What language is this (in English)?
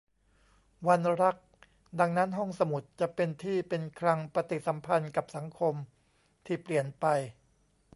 Thai